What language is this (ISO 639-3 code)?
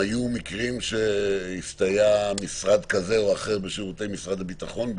heb